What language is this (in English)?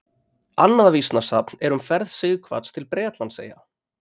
Icelandic